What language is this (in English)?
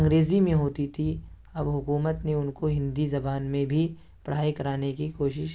Urdu